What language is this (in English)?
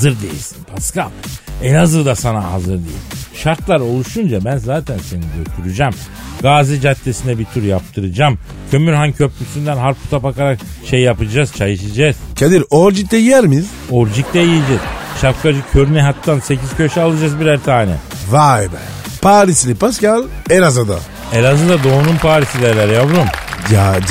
Turkish